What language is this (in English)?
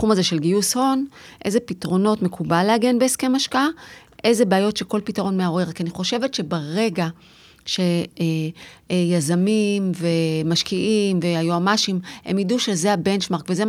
Hebrew